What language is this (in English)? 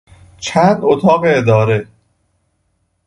Persian